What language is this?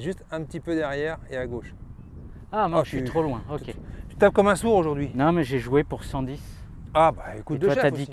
French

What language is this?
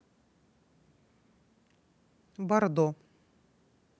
Russian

